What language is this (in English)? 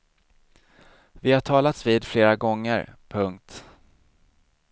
Swedish